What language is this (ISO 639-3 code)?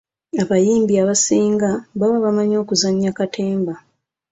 lug